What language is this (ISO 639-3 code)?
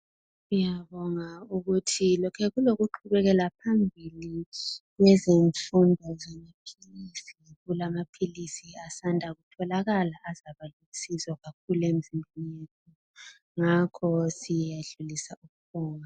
nde